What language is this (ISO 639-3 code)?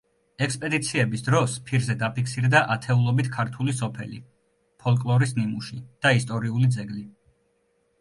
kat